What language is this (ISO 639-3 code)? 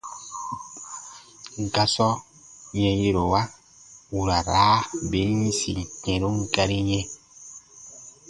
bba